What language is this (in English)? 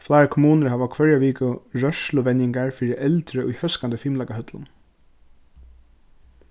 Faroese